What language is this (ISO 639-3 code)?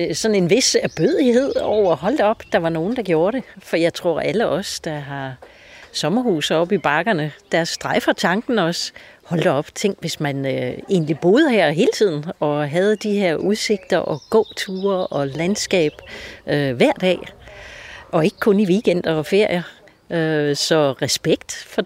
dan